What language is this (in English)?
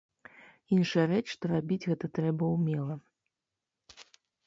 Belarusian